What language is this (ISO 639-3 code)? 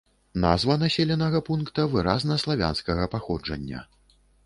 bel